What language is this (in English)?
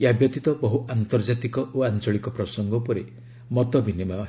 Odia